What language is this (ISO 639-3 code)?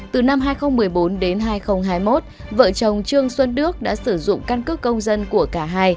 vie